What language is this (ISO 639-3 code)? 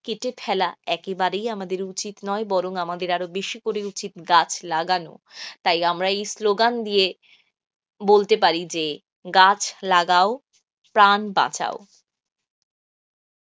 ben